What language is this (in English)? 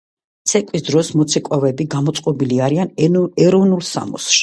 Georgian